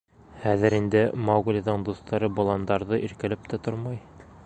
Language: Bashkir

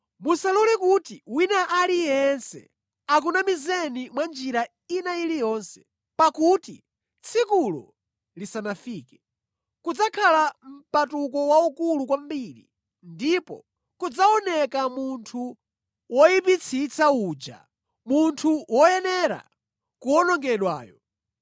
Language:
Nyanja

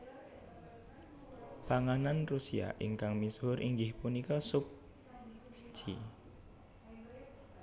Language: Javanese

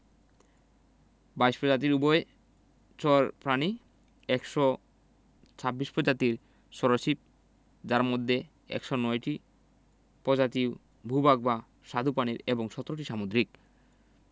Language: Bangla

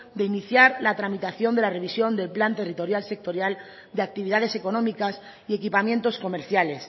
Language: Spanish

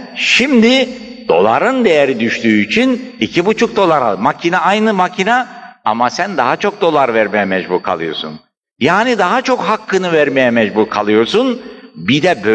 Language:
Turkish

